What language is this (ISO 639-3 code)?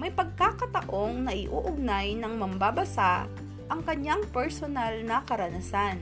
fil